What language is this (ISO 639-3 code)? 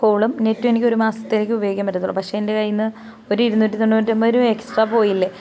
mal